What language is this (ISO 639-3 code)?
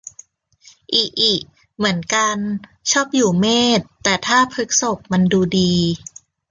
tha